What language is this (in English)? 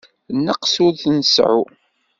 Kabyle